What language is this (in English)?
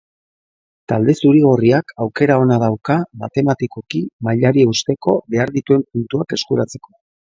Basque